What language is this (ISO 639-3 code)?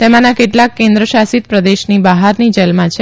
guj